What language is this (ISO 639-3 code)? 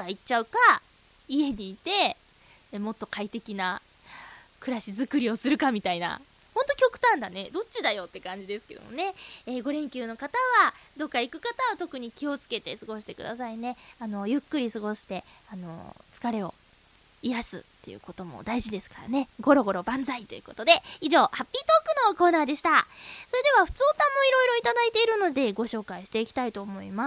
jpn